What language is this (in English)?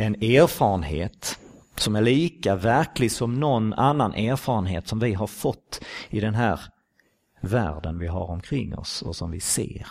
Swedish